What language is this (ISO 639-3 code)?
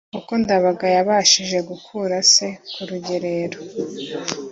kin